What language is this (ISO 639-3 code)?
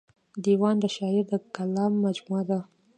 pus